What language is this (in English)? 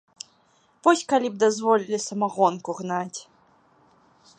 Belarusian